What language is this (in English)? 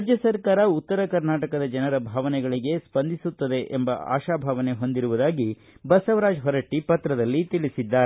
Kannada